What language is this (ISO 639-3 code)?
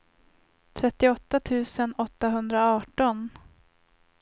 swe